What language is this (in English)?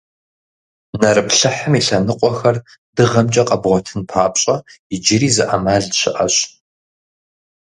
Kabardian